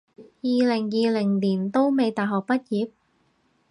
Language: Cantonese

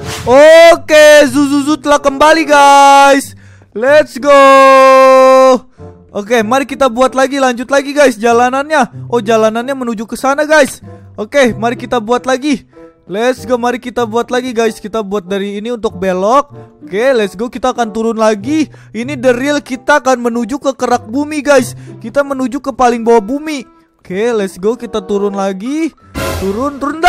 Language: Indonesian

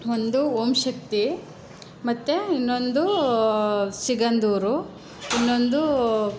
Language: Kannada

